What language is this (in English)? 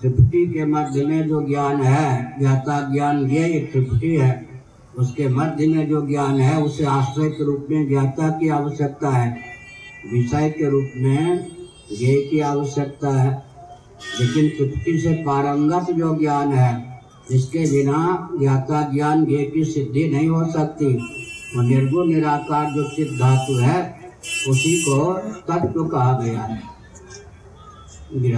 Hindi